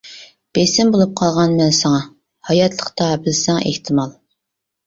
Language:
Uyghur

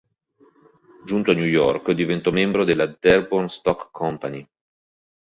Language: Italian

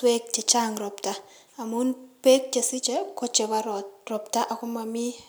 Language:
Kalenjin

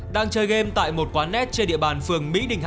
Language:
Vietnamese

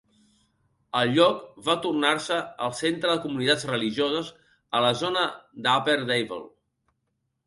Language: Catalan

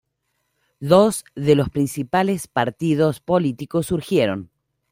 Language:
Spanish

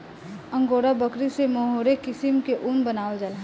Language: Bhojpuri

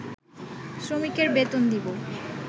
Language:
Bangla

